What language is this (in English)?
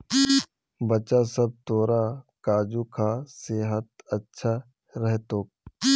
Magahi